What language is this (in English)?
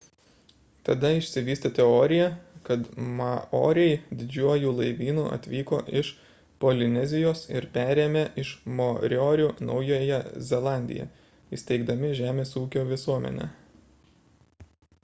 Lithuanian